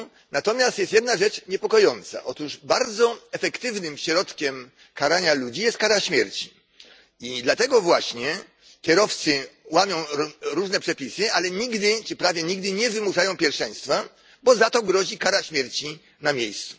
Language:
Polish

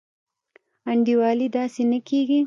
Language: Pashto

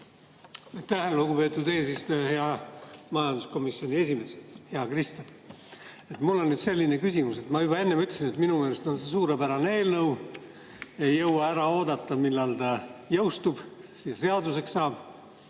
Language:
Estonian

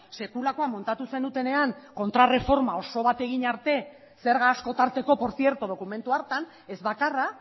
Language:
Basque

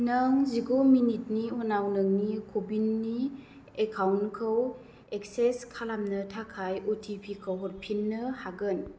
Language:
Bodo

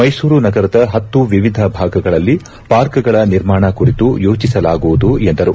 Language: Kannada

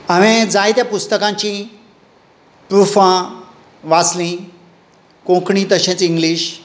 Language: Konkani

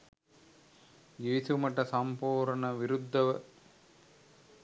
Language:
Sinhala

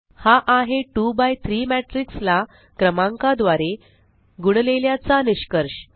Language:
Marathi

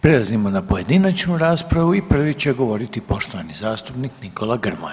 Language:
Croatian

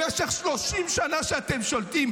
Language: Hebrew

